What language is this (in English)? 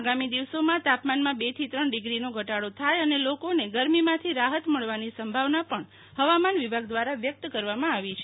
Gujarati